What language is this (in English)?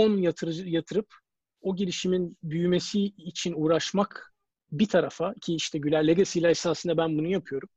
Turkish